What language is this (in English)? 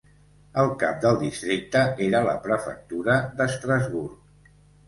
Catalan